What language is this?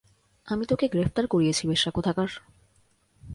Bangla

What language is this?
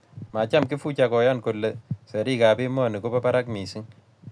Kalenjin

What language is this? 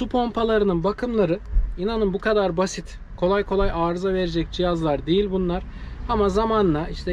Turkish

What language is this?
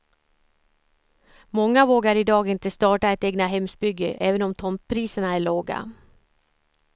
Swedish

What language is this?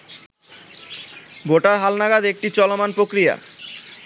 Bangla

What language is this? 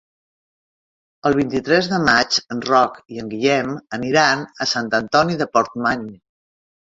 Catalan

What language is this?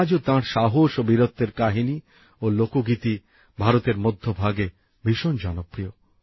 Bangla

